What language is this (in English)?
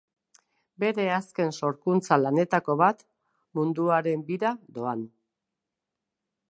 Basque